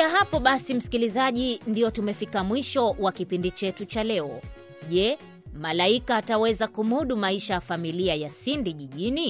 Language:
Swahili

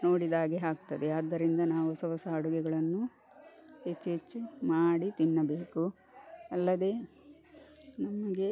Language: Kannada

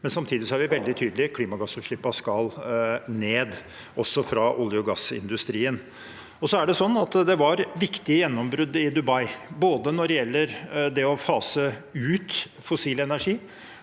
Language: Norwegian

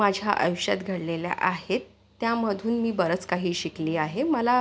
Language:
Marathi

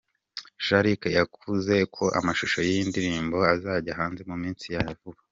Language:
Kinyarwanda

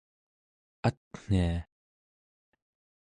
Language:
Central Yupik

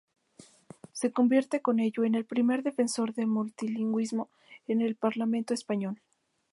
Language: Spanish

